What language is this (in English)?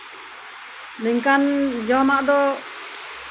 Santali